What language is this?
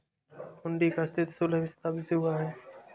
Hindi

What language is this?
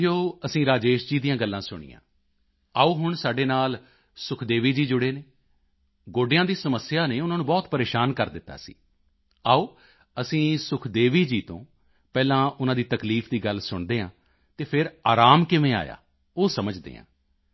Punjabi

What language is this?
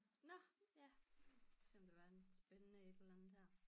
Danish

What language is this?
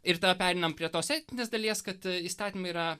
Lithuanian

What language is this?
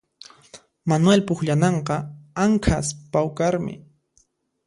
Puno Quechua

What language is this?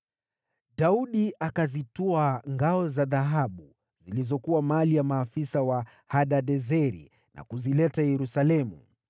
Swahili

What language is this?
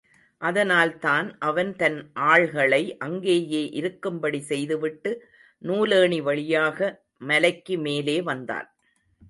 Tamil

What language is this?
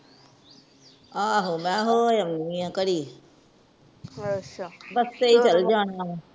Punjabi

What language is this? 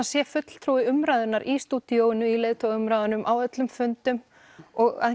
Icelandic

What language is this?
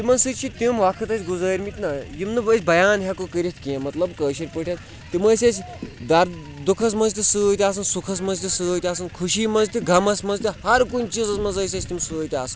Kashmiri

